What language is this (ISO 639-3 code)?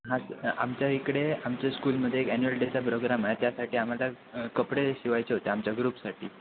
mar